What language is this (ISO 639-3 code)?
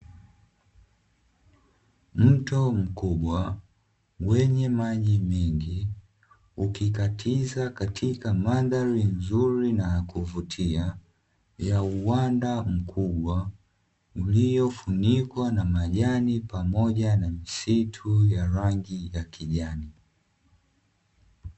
swa